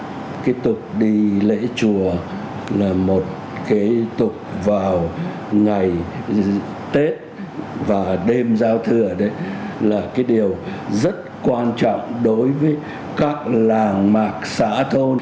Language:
Vietnamese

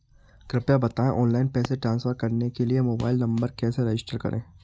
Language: Hindi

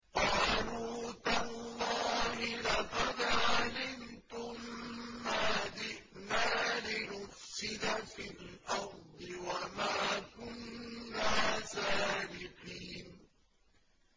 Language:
Arabic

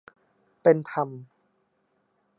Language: Thai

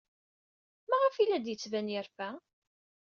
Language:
Kabyle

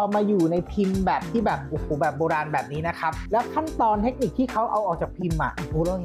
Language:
Thai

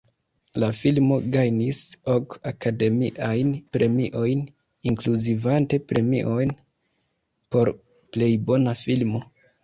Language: Esperanto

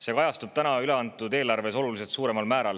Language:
Estonian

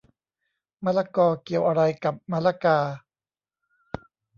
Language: Thai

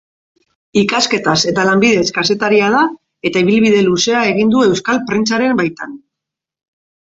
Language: Basque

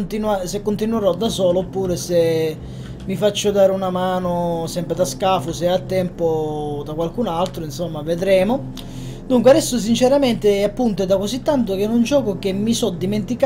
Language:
Italian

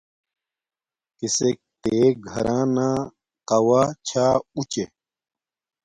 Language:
Domaaki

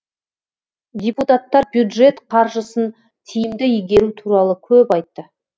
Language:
Kazakh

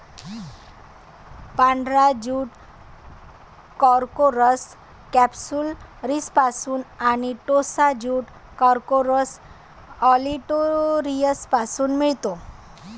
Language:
Marathi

